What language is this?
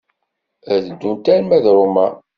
Kabyle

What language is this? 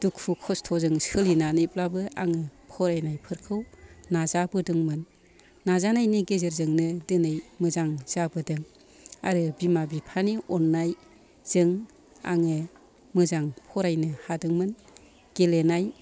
Bodo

